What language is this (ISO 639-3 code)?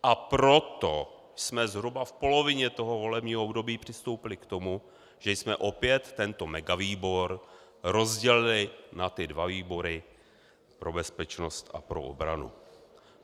ces